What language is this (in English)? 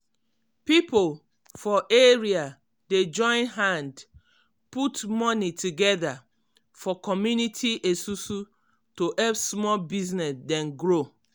Nigerian Pidgin